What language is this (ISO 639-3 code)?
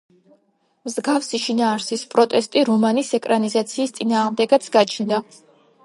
kat